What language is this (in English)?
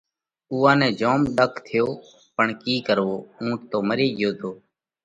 Parkari Koli